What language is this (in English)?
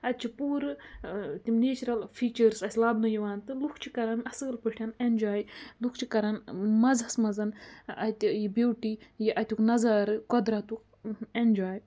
Kashmiri